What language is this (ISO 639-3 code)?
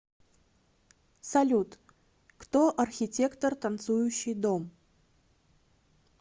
rus